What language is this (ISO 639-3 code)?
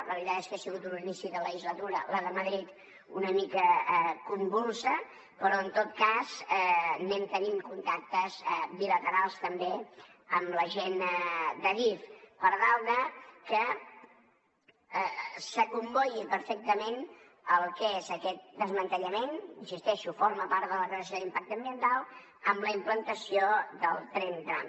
cat